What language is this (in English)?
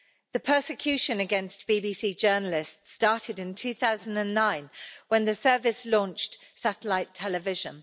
English